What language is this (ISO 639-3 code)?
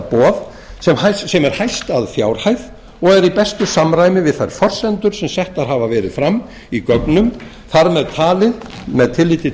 isl